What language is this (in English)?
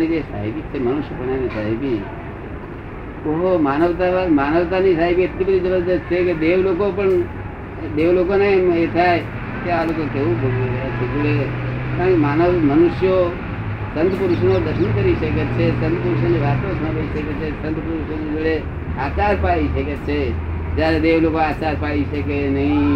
Gujarati